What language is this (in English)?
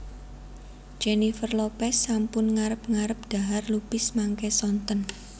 Javanese